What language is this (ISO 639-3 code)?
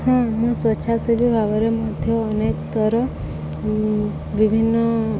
ori